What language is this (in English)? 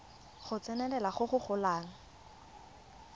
Tswana